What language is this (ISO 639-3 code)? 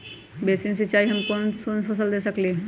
mag